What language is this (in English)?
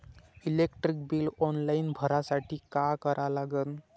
Marathi